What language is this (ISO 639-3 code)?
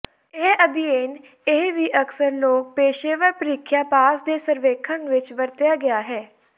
pan